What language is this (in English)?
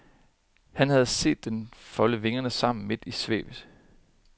Danish